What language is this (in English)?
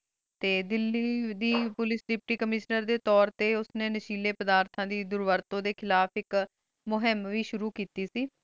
Punjabi